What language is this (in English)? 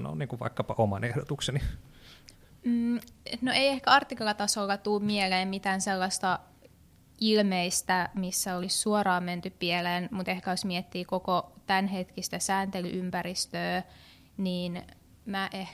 Finnish